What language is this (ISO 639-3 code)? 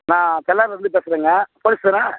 tam